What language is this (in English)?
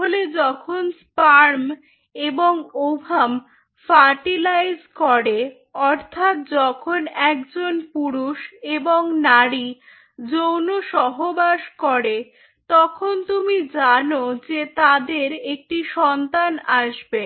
Bangla